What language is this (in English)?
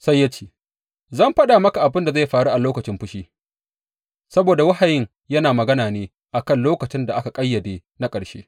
Hausa